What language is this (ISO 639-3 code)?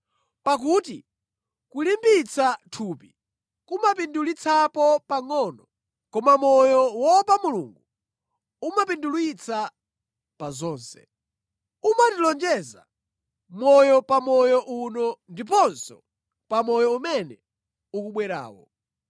nya